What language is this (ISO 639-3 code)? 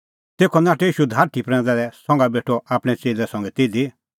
kfx